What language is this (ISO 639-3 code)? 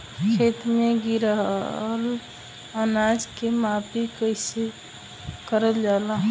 bho